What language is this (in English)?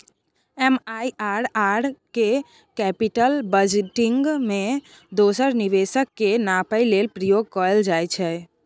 Maithili